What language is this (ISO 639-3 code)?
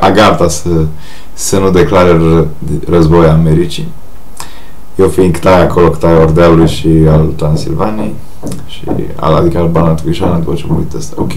ron